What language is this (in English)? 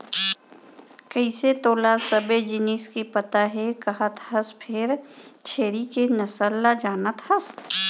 Chhattisgarhi